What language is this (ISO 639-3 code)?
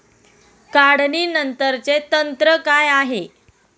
mar